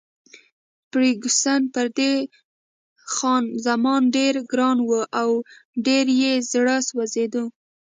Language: Pashto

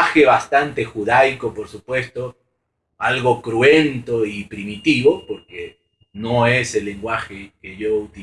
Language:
Spanish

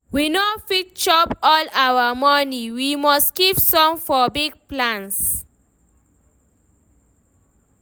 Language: Nigerian Pidgin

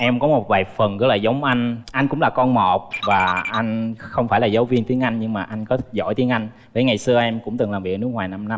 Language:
Vietnamese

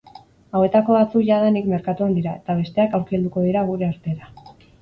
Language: Basque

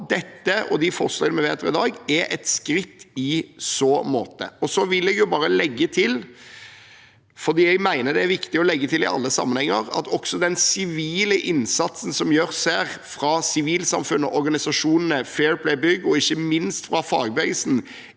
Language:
Norwegian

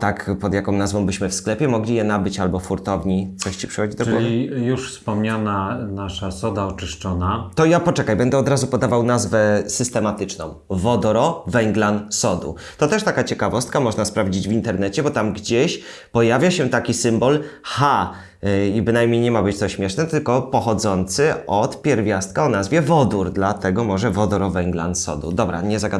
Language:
Polish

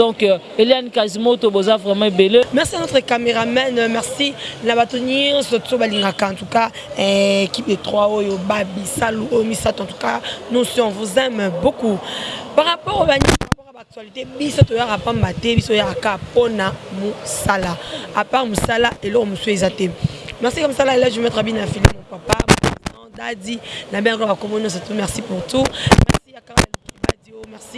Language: French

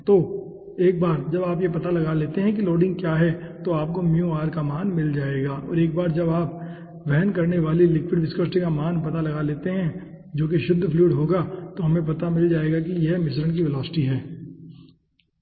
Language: Hindi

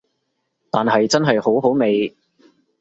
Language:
Cantonese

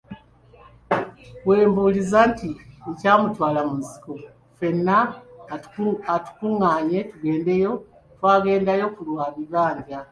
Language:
Ganda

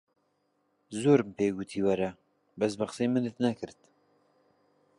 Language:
Central Kurdish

